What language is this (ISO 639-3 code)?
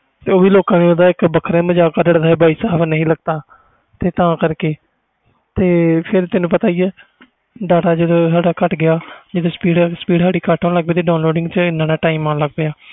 pan